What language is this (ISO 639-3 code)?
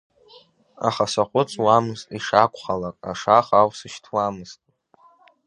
abk